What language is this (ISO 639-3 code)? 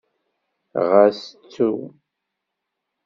kab